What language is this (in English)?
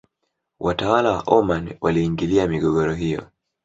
Swahili